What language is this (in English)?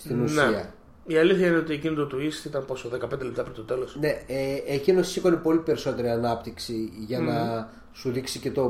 Greek